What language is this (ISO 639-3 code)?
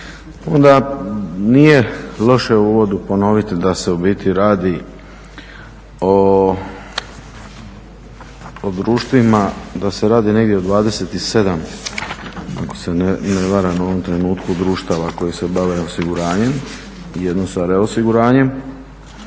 hrv